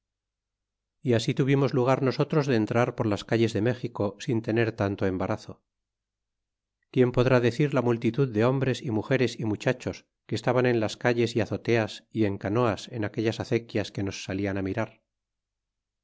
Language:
Spanish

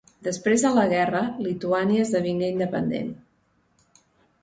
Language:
Catalan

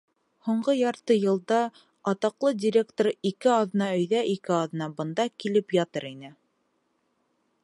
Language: Bashkir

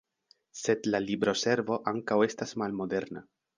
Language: Esperanto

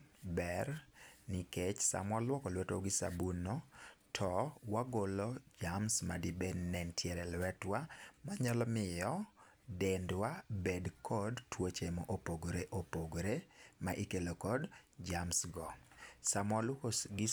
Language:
Luo (Kenya and Tanzania)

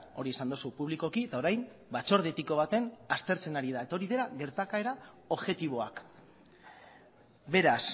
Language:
Basque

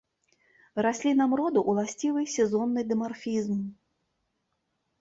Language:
Belarusian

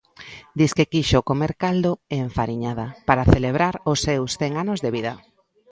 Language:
Galician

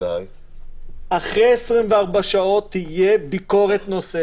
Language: Hebrew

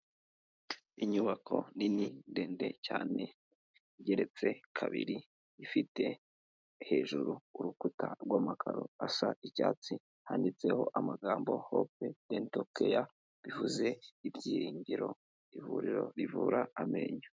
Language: Kinyarwanda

